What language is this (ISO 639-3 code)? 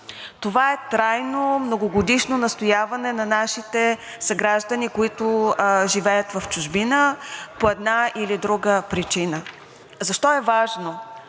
bul